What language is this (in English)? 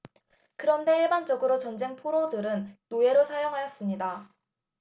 Korean